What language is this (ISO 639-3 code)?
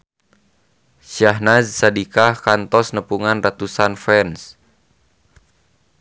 sun